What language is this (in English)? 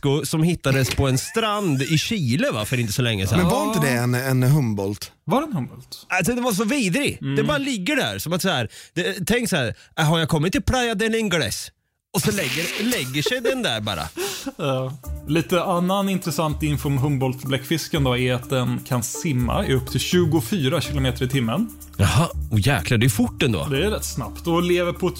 Swedish